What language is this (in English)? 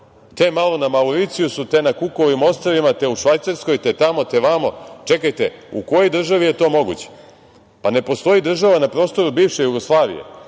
Serbian